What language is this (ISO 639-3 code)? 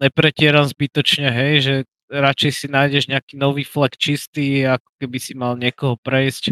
slk